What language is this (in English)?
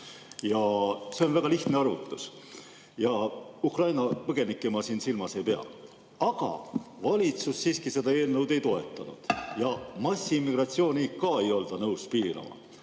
Estonian